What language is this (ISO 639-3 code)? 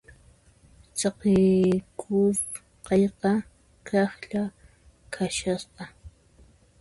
qxp